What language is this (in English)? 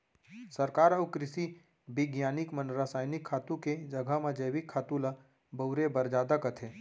Chhattisgarhi